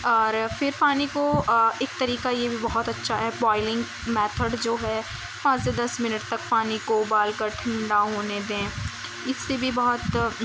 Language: Urdu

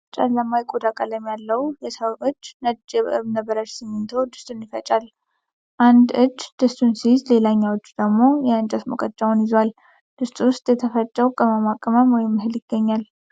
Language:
Amharic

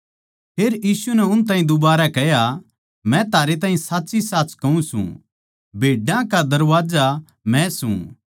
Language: Haryanvi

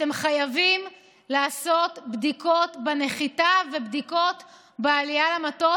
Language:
Hebrew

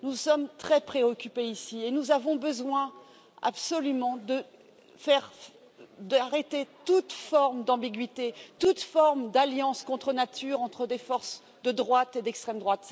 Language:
French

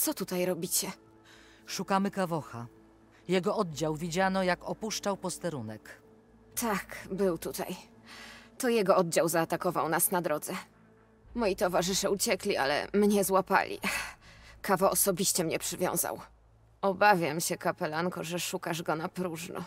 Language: Polish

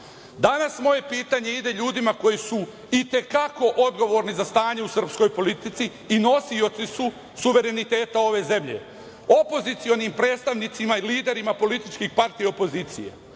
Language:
Serbian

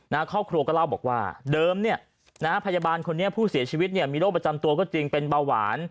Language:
Thai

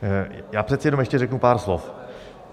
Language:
Czech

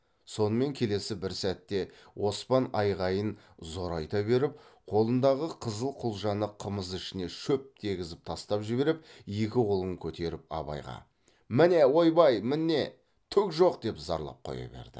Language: Kazakh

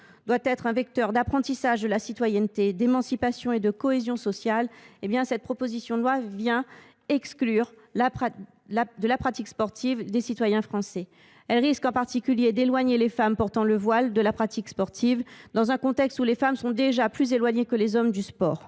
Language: French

